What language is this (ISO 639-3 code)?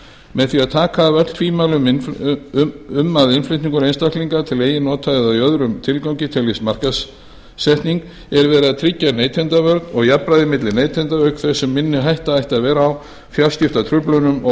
isl